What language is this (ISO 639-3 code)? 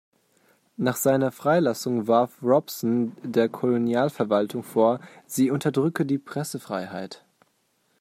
deu